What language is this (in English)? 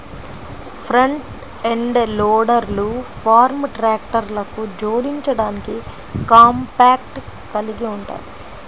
Telugu